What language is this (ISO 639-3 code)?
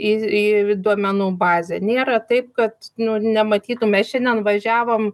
lit